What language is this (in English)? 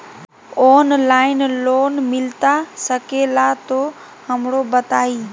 Magahi